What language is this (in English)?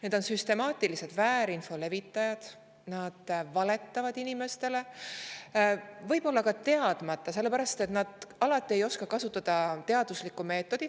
Estonian